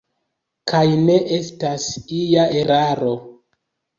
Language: Esperanto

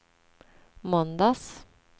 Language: Swedish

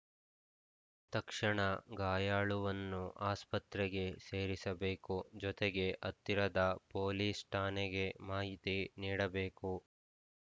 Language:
Kannada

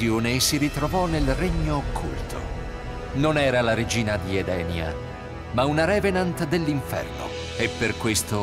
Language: Italian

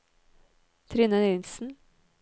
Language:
Norwegian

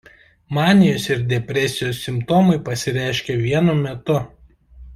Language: Lithuanian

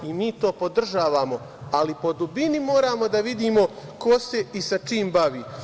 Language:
Serbian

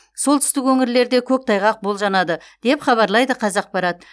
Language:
Kazakh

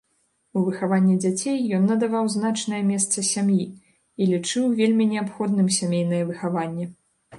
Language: Belarusian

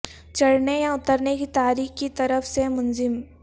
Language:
Urdu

